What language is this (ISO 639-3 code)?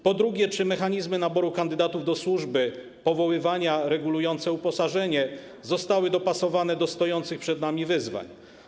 pol